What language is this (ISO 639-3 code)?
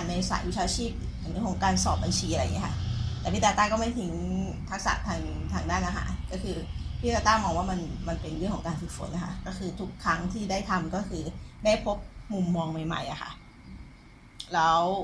tha